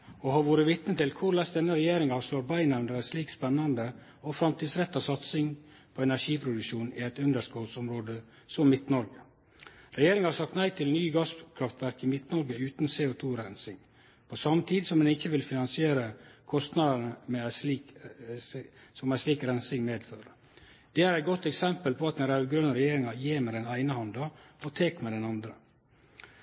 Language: Norwegian Nynorsk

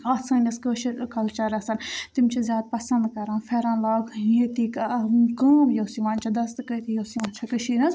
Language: Kashmiri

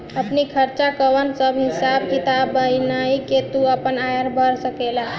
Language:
Bhojpuri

